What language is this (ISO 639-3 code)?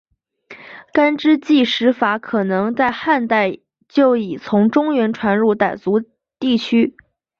zho